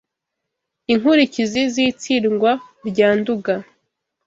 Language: Kinyarwanda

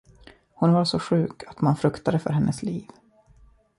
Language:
Swedish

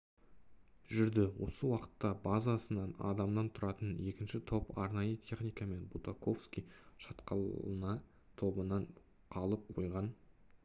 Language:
Kazakh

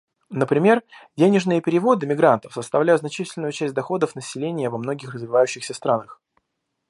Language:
Russian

